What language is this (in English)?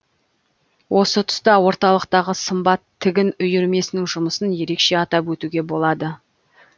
Kazakh